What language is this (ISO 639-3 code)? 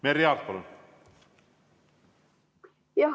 est